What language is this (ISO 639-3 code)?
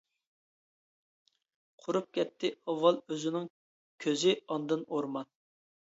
uig